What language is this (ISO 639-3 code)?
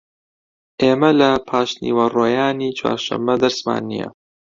ckb